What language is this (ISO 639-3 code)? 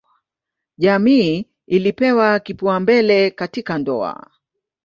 swa